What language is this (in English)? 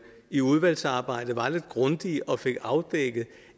Danish